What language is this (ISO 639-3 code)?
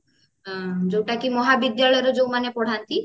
ori